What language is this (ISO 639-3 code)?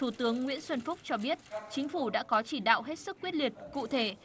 vie